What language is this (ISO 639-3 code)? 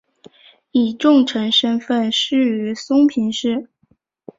zho